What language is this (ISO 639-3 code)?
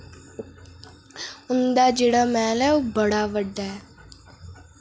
doi